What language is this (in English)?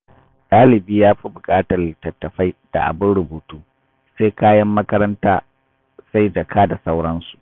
Hausa